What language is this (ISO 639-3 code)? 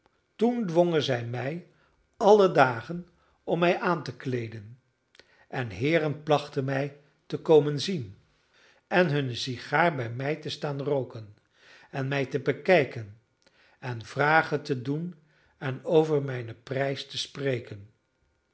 nld